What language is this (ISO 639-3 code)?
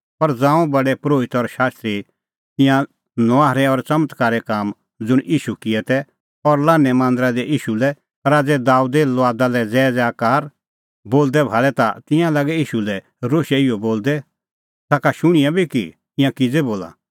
kfx